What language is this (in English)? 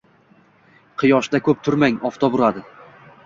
Uzbek